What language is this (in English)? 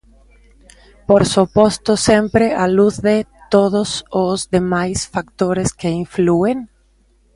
Galician